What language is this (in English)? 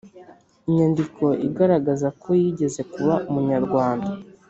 Kinyarwanda